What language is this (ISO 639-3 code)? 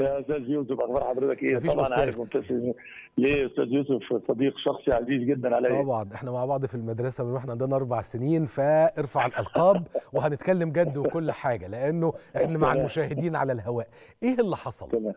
ara